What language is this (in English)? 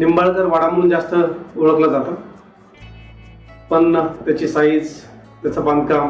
Hindi